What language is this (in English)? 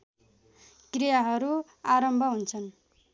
Nepali